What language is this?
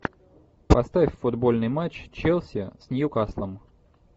Russian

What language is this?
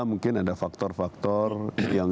Indonesian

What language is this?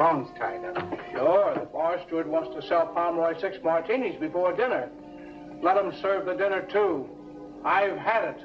English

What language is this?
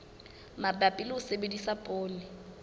Southern Sotho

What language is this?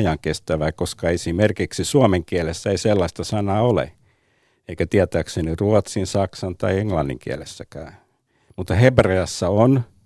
Finnish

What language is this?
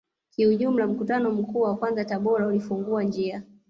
Swahili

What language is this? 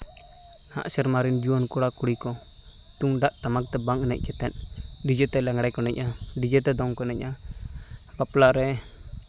Santali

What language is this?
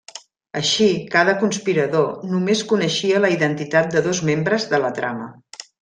Catalan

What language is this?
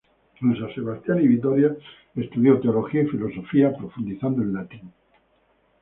Spanish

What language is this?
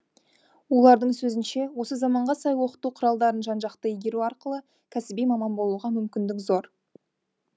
Kazakh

